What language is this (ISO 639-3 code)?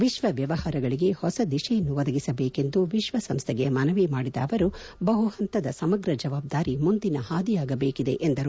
kan